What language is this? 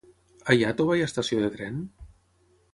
Catalan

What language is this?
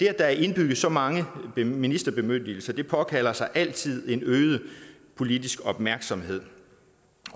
Danish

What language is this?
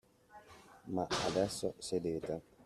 Italian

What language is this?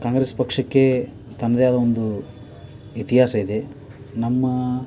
Kannada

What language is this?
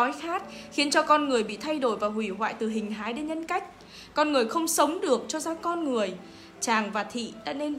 Vietnamese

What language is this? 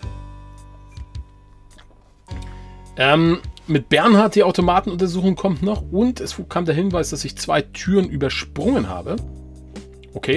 German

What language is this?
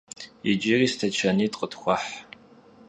Kabardian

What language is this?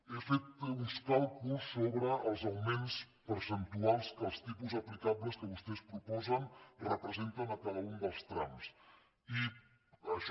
Catalan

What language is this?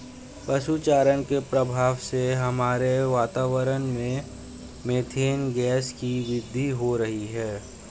Hindi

